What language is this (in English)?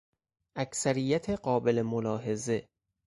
Persian